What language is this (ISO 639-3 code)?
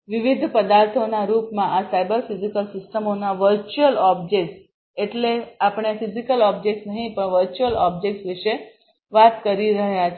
guj